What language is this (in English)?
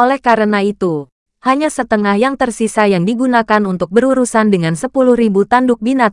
Indonesian